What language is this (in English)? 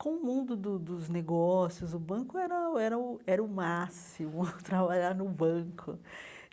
Portuguese